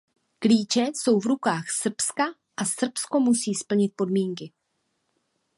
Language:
Czech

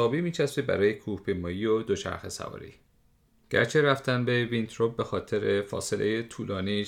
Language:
Persian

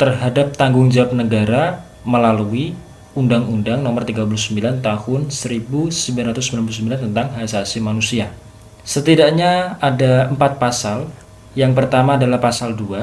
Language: Indonesian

